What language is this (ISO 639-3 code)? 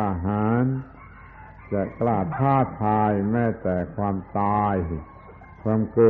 tha